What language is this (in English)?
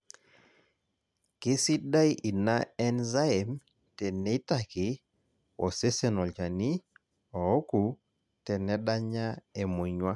Masai